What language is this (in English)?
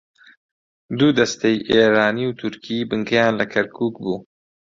Central Kurdish